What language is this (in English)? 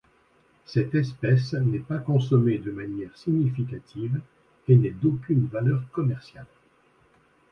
French